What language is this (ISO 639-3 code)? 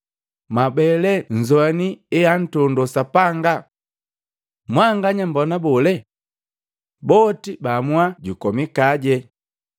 mgv